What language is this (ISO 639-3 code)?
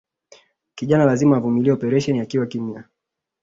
swa